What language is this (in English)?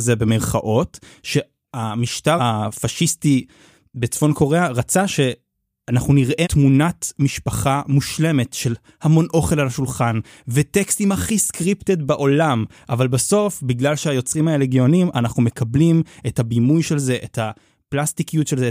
Hebrew